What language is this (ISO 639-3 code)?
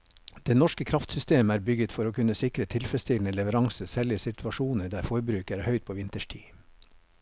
nor